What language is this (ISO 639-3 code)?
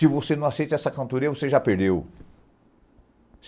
por